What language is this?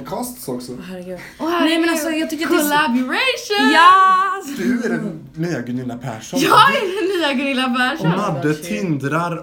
Swedish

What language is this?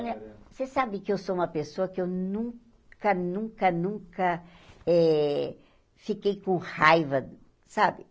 Portuguese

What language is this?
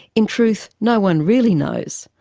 English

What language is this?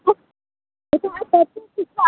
Maithili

